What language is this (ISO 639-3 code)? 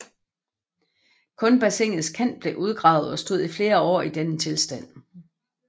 dan